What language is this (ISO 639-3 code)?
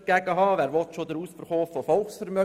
gsw